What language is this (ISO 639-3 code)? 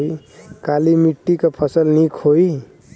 bho